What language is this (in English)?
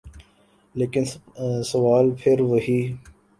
Urdu